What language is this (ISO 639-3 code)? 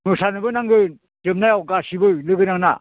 brx